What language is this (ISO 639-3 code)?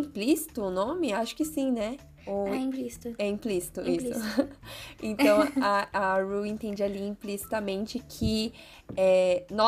por